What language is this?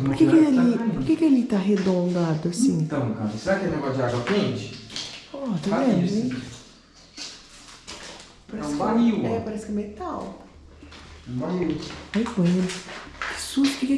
Portuguese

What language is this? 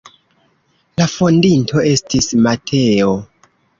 Esperanto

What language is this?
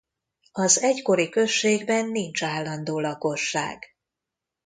Hungarian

